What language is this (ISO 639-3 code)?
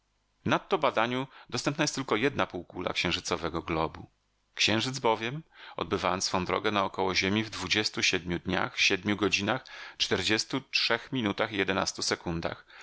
pol